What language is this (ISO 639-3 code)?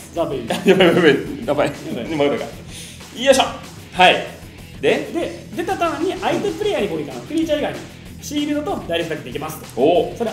jpn